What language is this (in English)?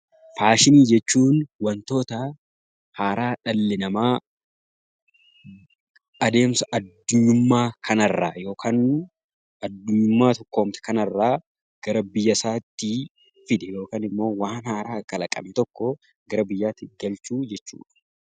Oromo